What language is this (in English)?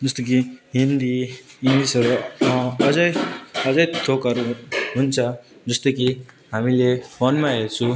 Nepali